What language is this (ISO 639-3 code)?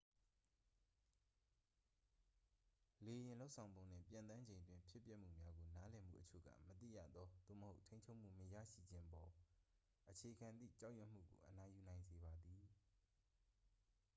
mya